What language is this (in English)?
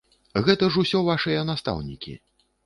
Belarusian